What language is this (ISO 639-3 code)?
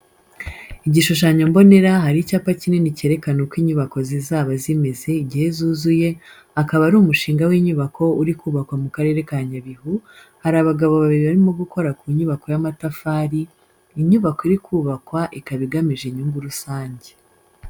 kin